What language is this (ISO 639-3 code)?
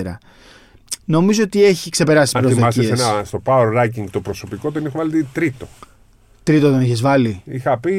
ell